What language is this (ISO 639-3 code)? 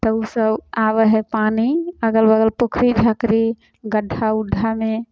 mai